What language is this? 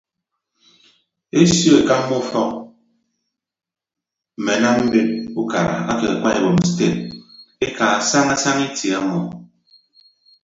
Ibibio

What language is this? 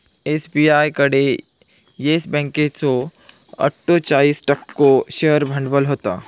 Marathi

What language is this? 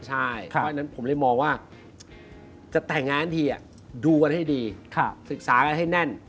Thai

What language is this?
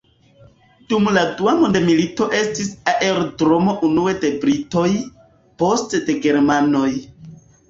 Esperanto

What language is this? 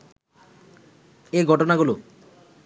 Bangla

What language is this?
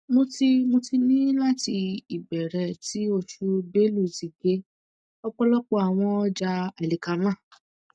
Yoruba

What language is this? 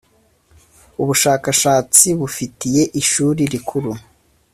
Kinyarwanda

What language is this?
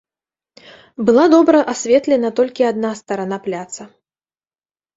Belarusian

